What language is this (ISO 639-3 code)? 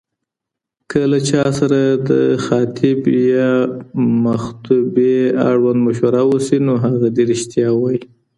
pus